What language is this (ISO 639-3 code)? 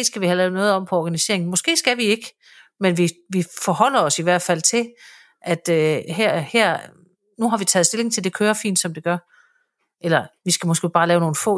dan